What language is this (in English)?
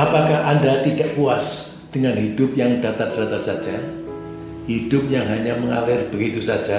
Indonesian